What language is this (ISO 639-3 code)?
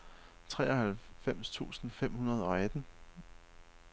dan